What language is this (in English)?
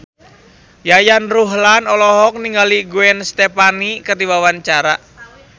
Sundanese